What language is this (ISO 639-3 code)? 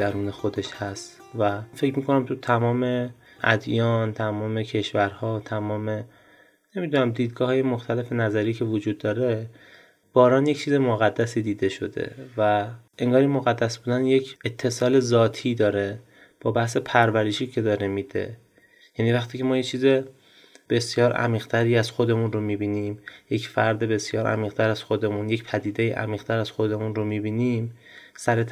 fas